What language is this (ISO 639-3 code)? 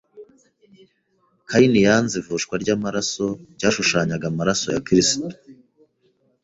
kin